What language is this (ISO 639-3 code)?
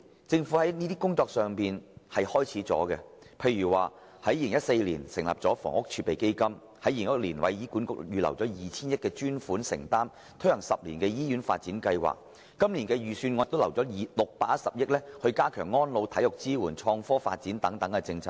yue